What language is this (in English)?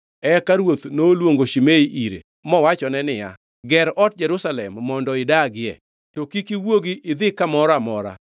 Luo (Kenya and Tanzania)